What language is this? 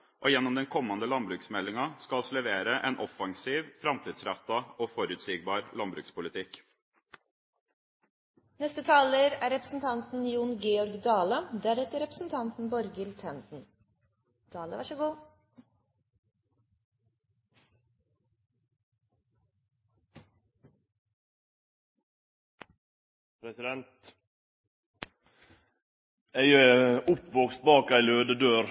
Norwegian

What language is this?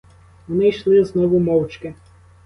Ukrainian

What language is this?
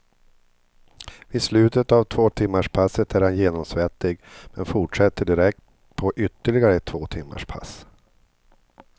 Swedish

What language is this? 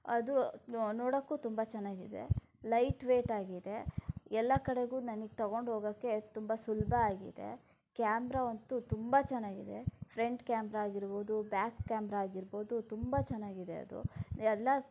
Kannada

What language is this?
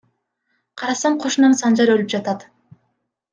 Kyrgyz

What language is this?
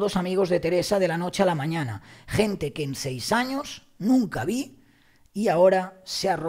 Spanish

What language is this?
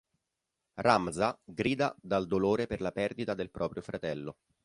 Italian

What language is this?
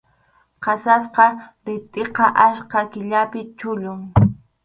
Arequipa-La Unión Quechua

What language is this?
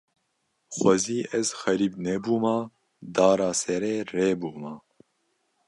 Kurdish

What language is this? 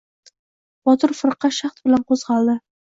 Uzbek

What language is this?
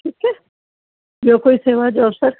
Sindhi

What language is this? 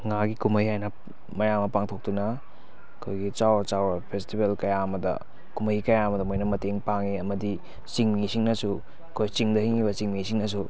Manipuri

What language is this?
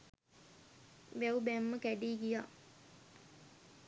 Sinhala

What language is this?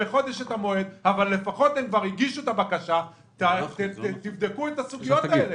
Hebrew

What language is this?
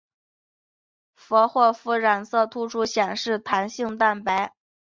Chinese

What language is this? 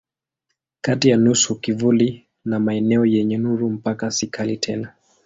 Swahili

